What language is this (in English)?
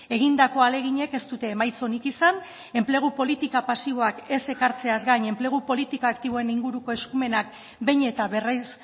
Basque